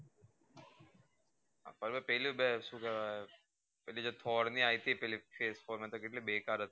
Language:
Gujarati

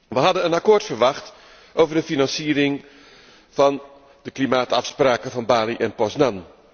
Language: Dutch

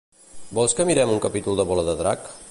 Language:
Catalan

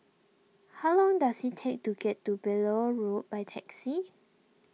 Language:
English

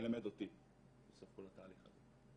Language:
Hebrew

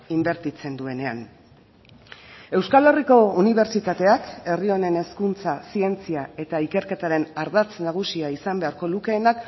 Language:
Basque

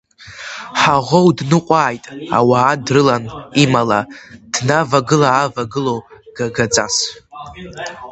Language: Abkhazian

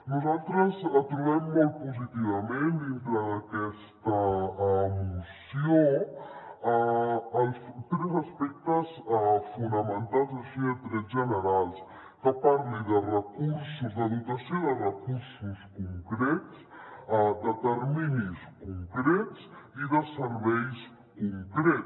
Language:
Catalan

